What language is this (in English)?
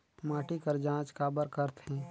Chhattisgarhi